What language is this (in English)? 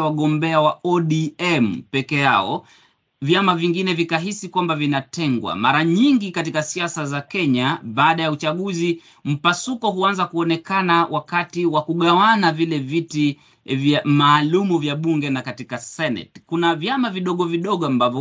Swahili